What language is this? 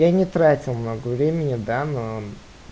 Russian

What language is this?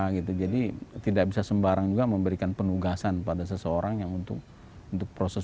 Indonesian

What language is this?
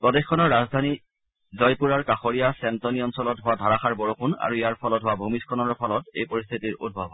Assamese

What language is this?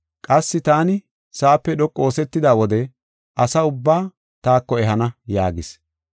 Gofa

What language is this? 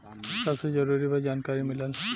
Bhojpuri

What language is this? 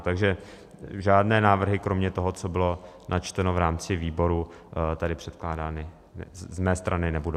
Czech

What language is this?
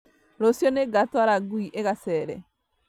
Kikuyu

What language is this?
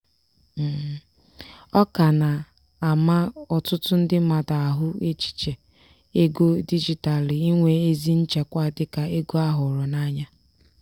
Igbo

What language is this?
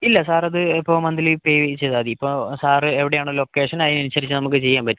Malayalam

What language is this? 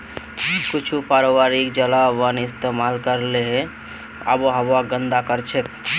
Magahi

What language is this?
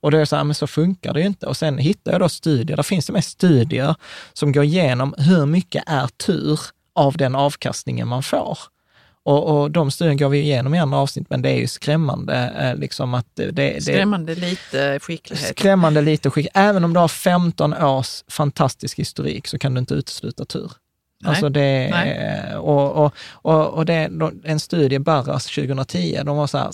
Swedish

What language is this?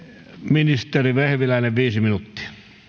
Finnish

